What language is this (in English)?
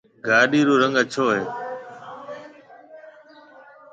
Marwari (Pakistan)